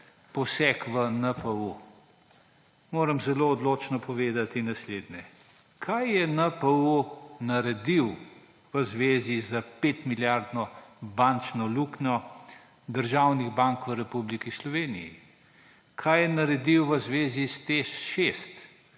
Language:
Slovenian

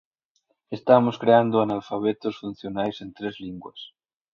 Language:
Galician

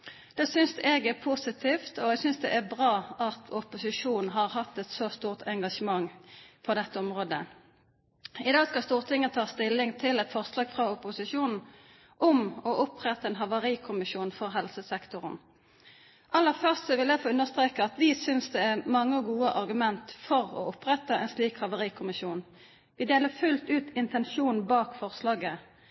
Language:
Norwegian Bokmål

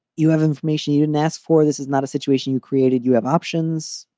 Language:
English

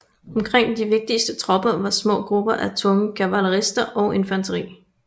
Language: Danish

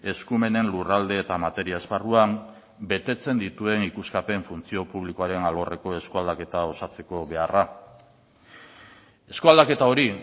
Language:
Basque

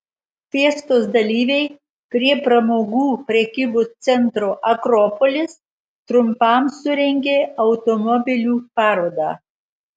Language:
Lithuanian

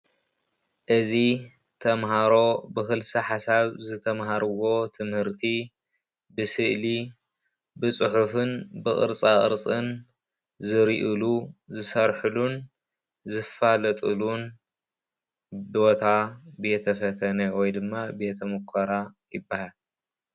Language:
Tigrinya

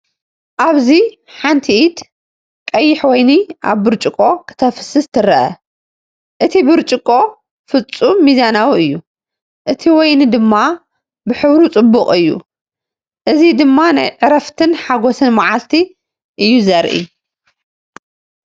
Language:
Tigrinya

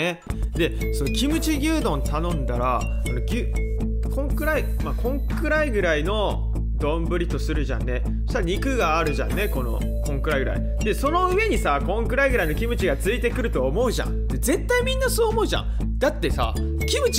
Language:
Japanese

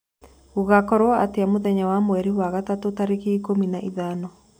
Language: Kikuyu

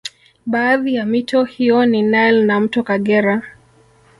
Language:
Swahili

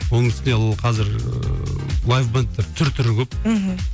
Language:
Kazakh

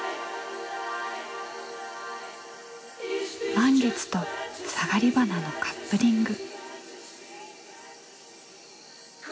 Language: Japanese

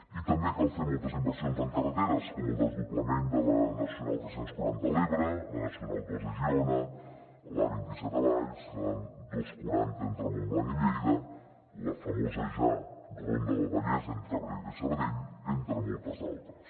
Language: Catalan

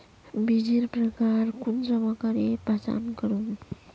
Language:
Magahi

